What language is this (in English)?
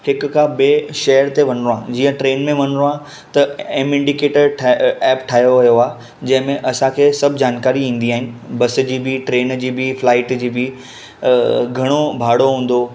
Sindhi